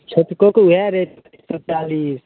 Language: Maithili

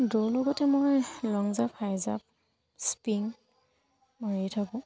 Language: Assamese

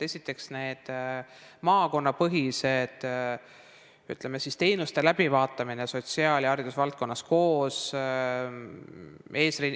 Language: Estonian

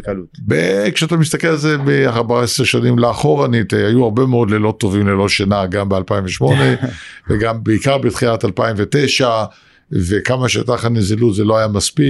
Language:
Hebrew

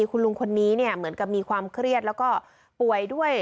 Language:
Thai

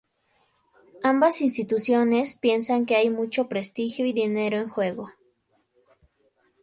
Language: Spanish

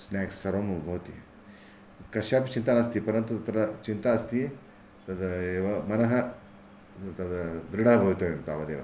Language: Sanskrit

